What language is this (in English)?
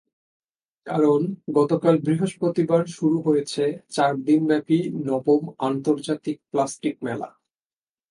Bangla